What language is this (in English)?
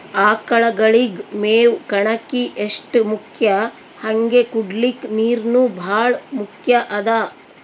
Kannada